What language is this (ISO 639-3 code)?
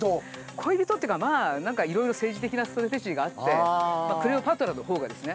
jpn